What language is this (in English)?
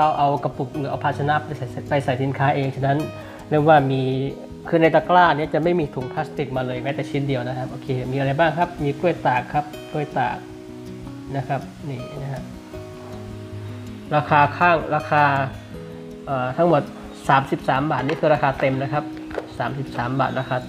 Thai